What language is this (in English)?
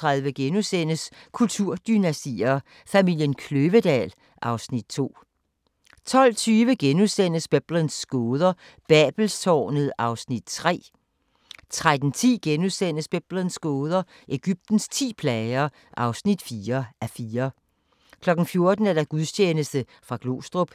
Danish